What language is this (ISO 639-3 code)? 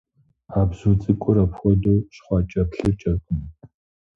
kbd